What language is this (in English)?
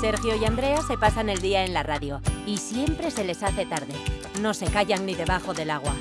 Spanish